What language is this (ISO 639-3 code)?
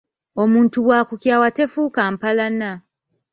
lug